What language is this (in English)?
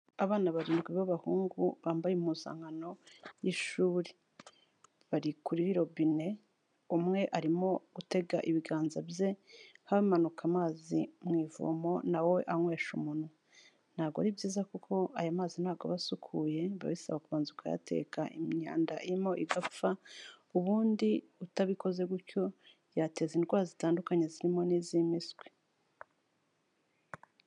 Kinyarwanda